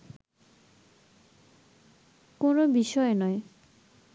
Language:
Bangla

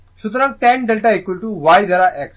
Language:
Bangla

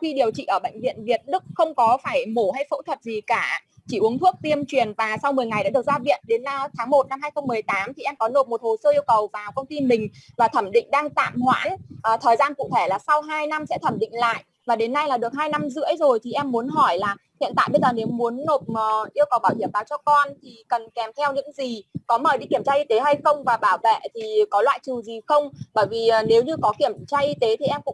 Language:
Vietnamese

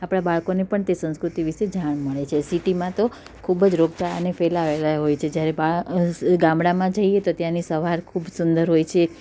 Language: Gujarati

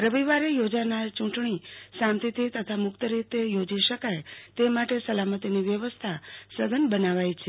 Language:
Gujarati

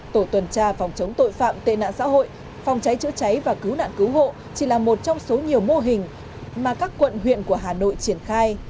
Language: Vietnamese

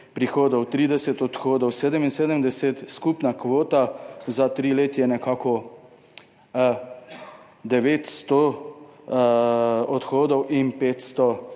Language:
Slovenian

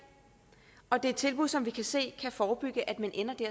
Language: Danish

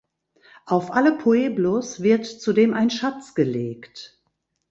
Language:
German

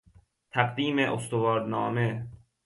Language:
Persian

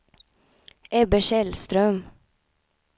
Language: Swedish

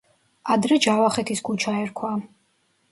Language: Georgian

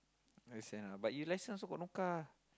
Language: English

